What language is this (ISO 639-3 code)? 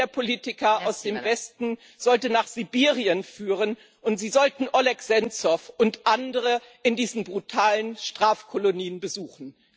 deu